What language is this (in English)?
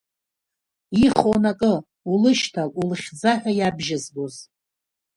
Abkhazian